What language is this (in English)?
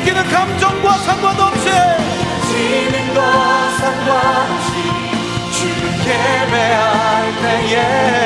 Korean